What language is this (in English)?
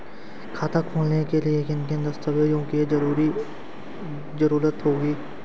Hindi